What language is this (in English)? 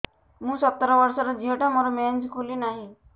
Odia